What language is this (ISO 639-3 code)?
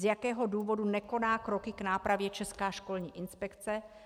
ces